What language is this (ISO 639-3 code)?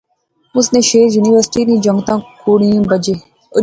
phr